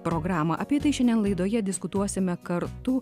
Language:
Lithuanian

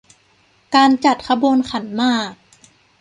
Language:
Thai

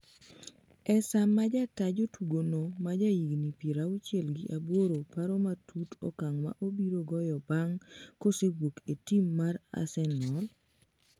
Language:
Luo (Kenya and Tanzania)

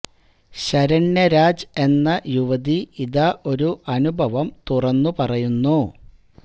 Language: Malayalam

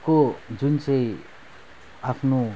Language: Nepali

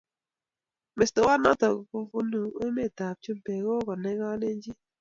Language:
Kalenjin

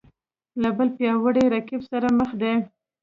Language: Pashto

